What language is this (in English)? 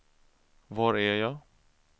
Swedish